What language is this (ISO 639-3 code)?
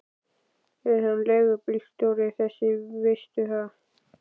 isl